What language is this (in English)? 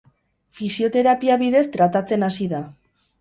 Basque